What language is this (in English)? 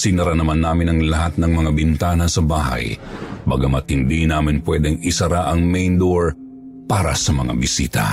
Filipino